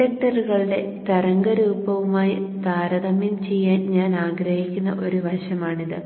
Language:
Malayalam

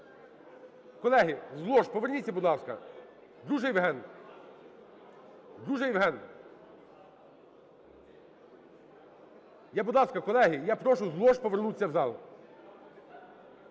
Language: Ukrainian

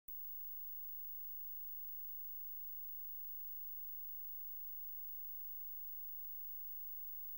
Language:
Indonesian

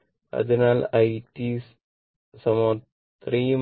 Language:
Malayalam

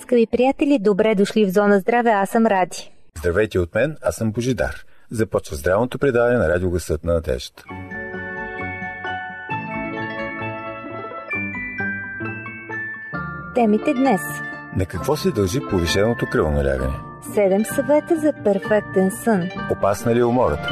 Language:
Bulgarian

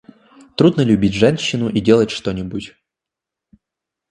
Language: Russian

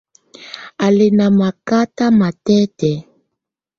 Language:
Tunen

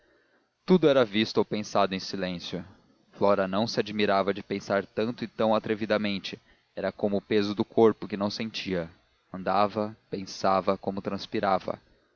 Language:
Portuguese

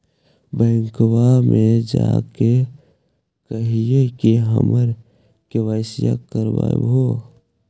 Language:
Magahi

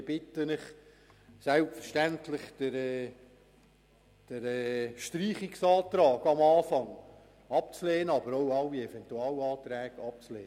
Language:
Swiss German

